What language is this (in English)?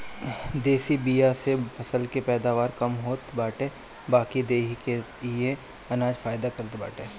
Bhojpuri